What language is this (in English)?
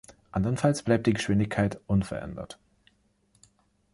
German